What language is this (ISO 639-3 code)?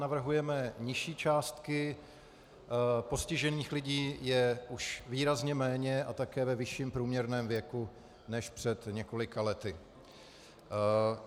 ces